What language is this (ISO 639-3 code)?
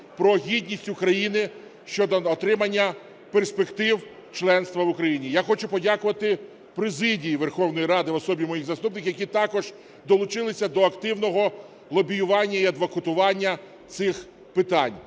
ukr